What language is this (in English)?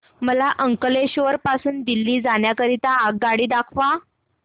Marathi